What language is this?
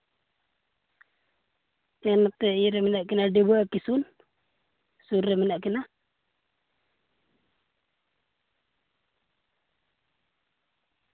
Santali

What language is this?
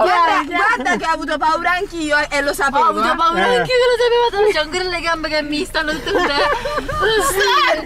Italian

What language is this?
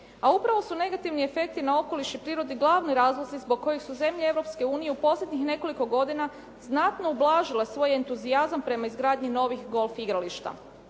Croatian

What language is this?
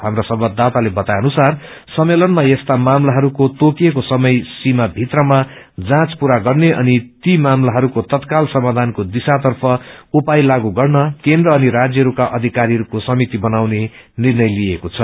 Nepali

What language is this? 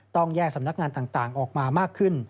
Thai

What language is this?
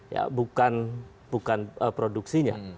Indonesian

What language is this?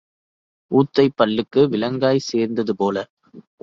Tamil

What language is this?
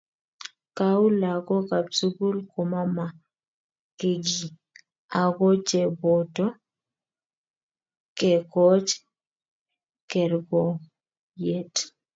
Kalenjin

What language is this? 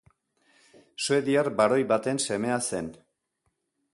Basque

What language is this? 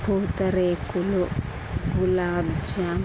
Telugu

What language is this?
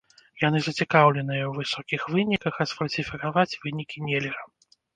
Belarusian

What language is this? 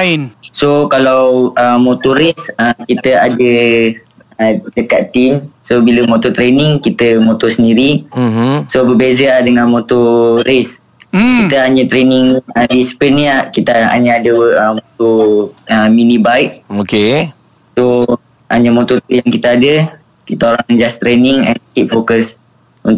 Malay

